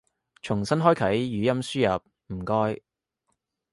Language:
Cantonese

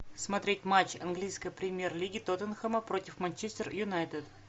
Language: Russian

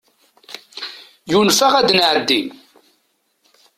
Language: Kabyle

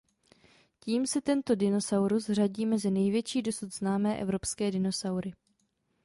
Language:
Czech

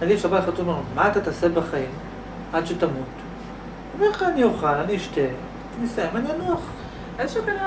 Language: Hebrew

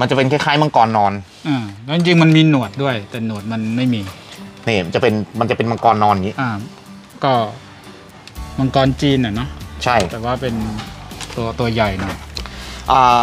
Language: Thai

